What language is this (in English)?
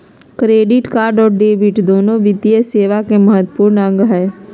Magahi